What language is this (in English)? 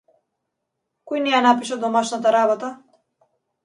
Macedonian